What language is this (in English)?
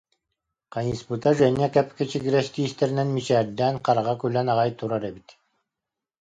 Yakut